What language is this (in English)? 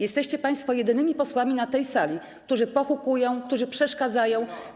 Polish